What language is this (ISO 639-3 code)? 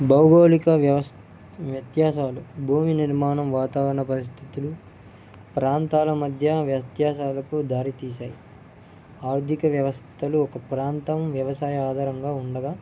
tel